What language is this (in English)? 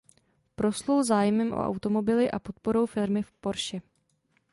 Czech